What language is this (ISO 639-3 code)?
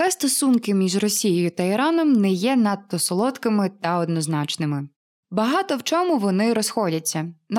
ukr